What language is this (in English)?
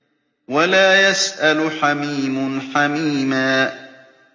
Arabic